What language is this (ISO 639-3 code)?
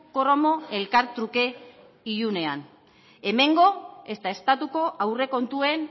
eus